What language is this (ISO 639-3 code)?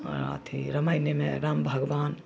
mai